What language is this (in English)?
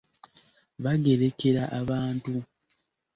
Ganda